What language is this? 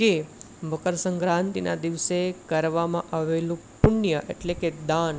Gujarati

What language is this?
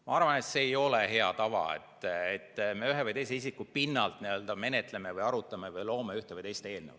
Estonian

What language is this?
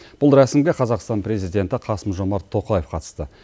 Kazakh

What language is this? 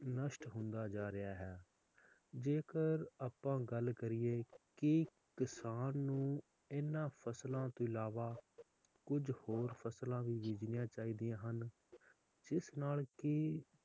Punjabi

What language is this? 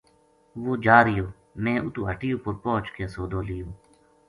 Gujari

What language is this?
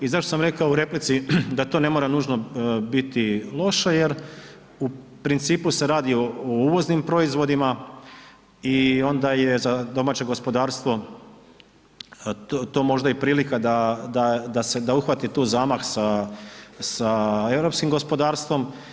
Croatian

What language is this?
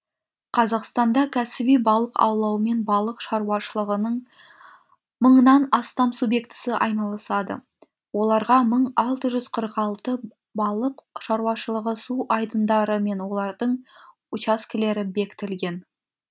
Kazakh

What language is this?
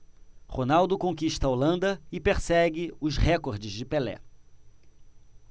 Portuguese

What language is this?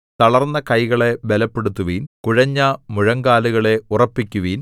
Malayalam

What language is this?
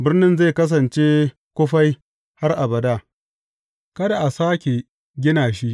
Hausa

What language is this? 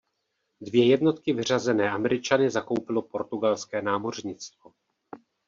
Czech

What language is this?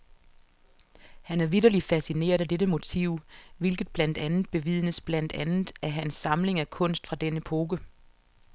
Danish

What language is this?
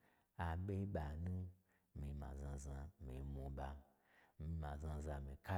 Gbagyi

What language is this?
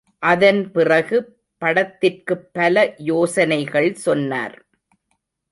Tamil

